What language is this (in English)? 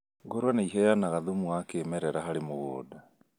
Kikuyu